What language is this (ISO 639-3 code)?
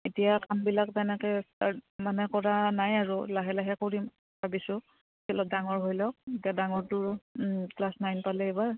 asm